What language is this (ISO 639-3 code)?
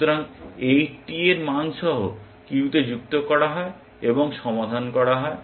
ben